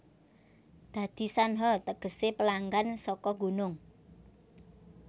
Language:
Javanese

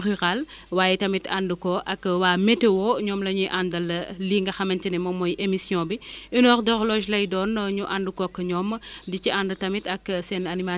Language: Wolof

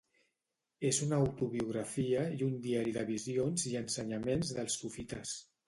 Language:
Catalan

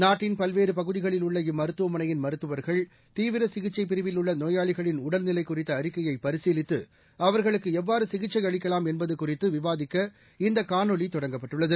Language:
Tamil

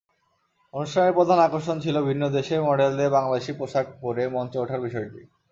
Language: Bangla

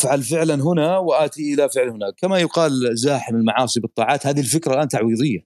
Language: Arabic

